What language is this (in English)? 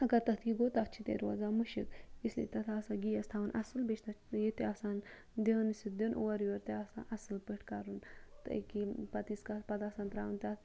Kashmiri